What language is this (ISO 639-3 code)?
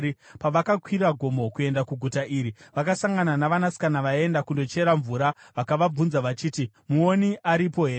sna